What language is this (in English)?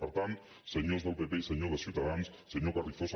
Catalan